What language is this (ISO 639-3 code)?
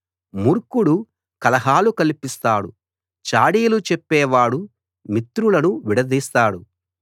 tel